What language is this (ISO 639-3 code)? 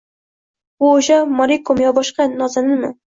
uzb